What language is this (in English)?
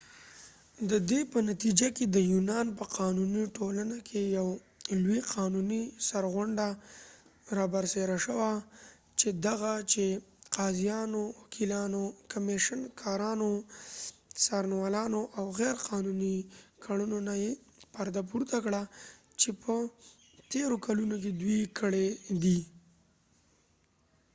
Pashto